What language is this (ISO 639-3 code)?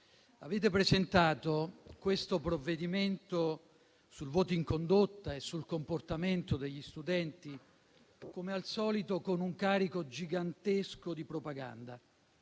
ita